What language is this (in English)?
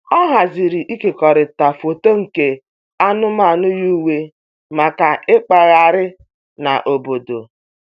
Igbo